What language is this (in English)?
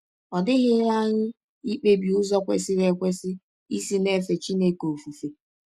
Igbo